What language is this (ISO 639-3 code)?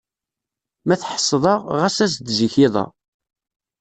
kab